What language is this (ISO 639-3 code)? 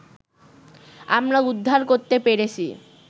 ben